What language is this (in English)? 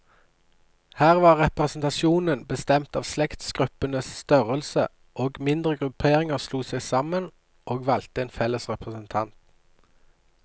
Norwegian